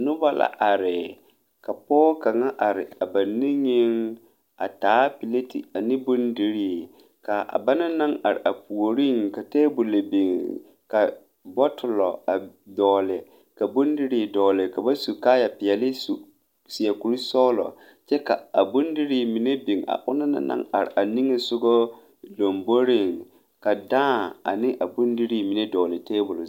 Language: Southern Dagaare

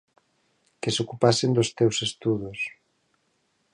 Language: Galician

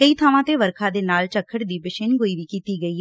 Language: Punjabi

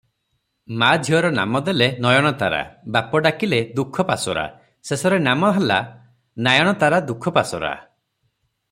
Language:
Odia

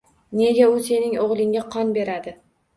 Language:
Uzbek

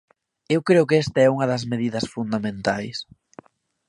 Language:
Galician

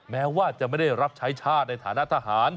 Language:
Thai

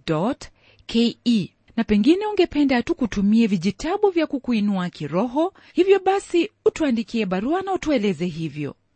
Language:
Swahili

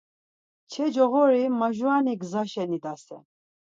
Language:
Laz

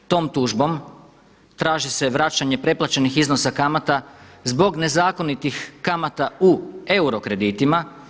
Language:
Croatian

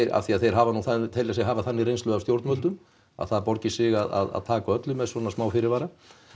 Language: Icelandic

